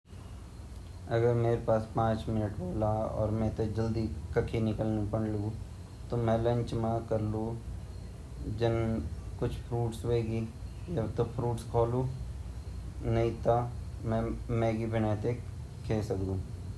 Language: Garhwali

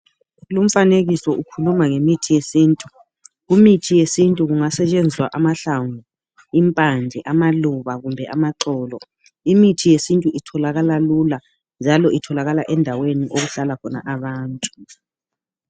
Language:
North Ndebele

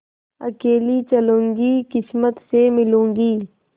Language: Hindi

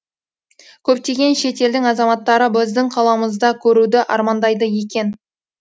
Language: Kazakh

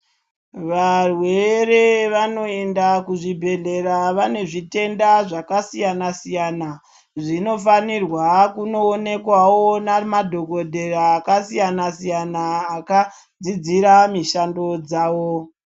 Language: Ndau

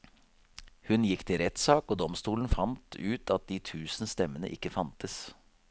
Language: Norwegian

